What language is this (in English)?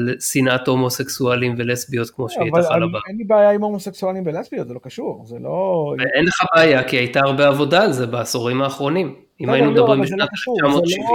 Hebrew